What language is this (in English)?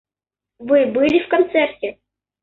Russian